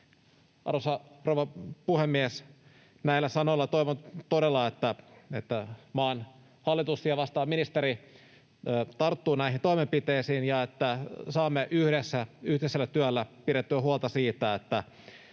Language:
Finnish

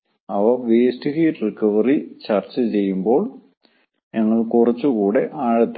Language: Malayalam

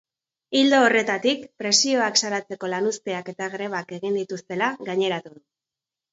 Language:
Basque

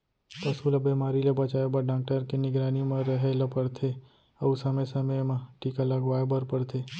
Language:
Chhattisgarhi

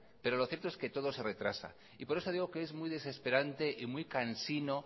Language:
Spanish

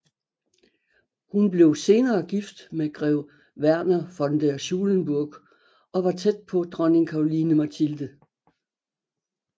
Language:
Danish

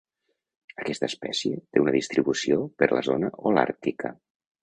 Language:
Catalan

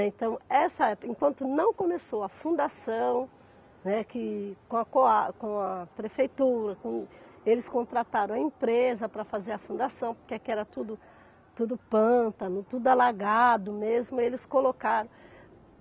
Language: Portuguese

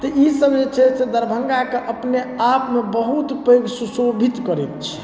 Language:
Maithili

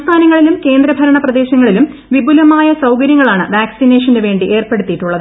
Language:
Malayalam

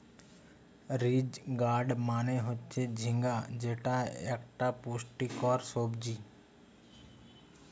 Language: Bangla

